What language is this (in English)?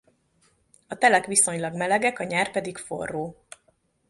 Hungarian